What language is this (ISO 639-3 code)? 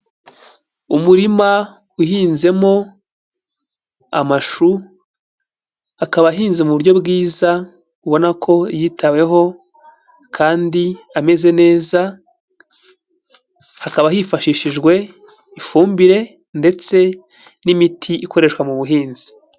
kin